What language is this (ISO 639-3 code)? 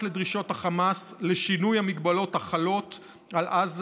heb